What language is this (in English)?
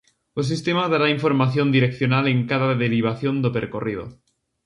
Galician